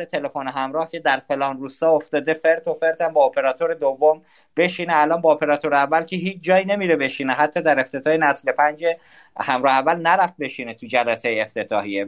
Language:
Persian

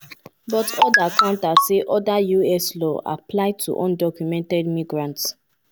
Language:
Nigerian Pidgin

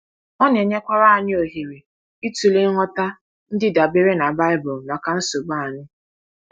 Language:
Igbo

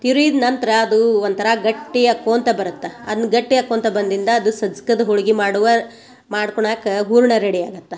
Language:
Kannada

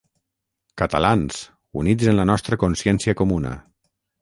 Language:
Catalan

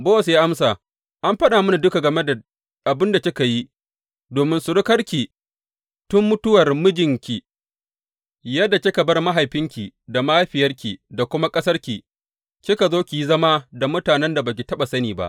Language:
Hausa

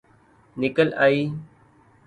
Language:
Urdu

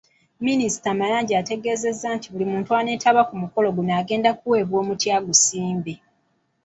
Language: Ganda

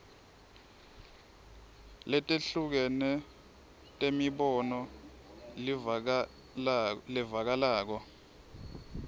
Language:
Swati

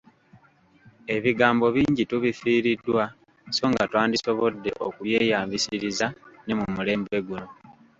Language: Ganda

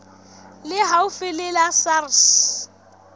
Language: Southern Sotho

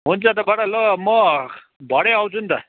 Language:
Nepali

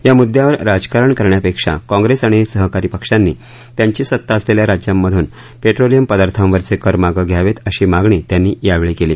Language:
Marathi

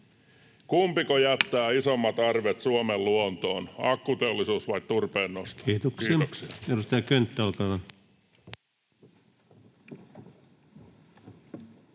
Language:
Finnish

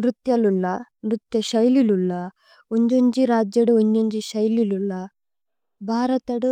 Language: Tulu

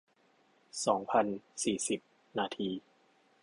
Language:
Thai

